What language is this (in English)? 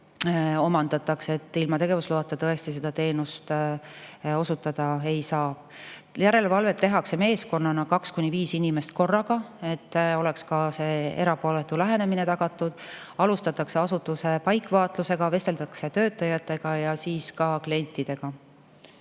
Estonian